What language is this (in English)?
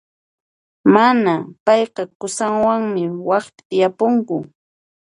Puno Quechua